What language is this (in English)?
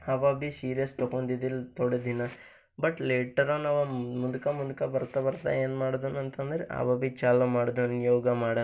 Kannada